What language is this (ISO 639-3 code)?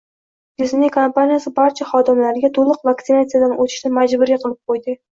uzb